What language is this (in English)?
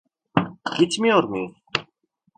Turkish